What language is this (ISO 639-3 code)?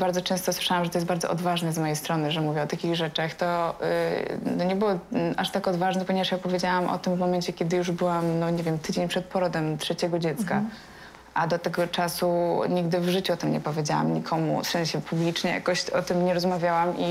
pol